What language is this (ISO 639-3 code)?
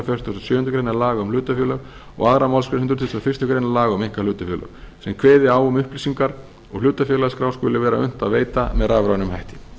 isl